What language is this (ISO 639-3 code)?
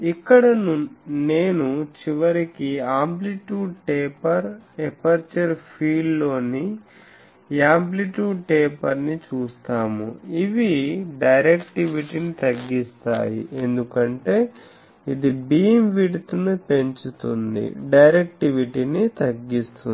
tel